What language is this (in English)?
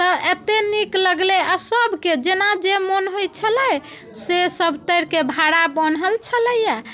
Maithili